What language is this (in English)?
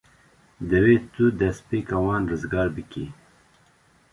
Kurdish